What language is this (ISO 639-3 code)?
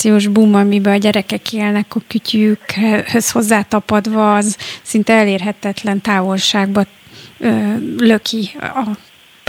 hun